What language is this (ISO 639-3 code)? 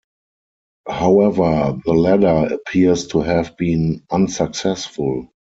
eng